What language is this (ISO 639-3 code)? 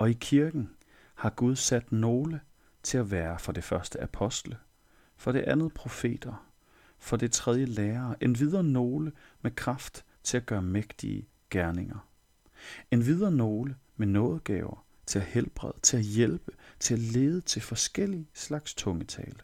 dan